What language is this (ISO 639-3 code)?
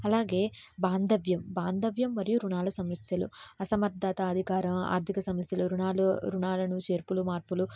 tel